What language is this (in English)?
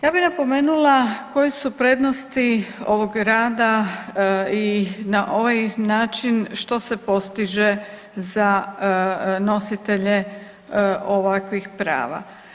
Croatian